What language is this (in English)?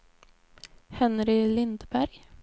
Swedish